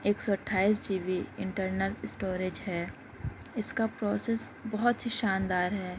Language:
Urdu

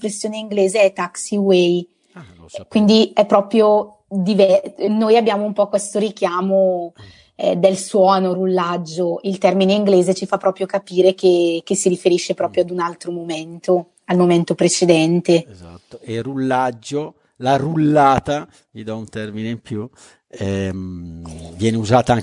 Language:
Italian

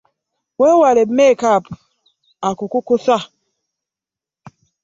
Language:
Ganda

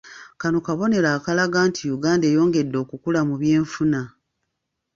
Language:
Ganda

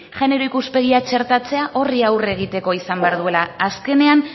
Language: Basque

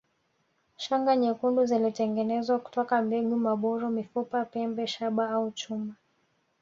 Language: Swahili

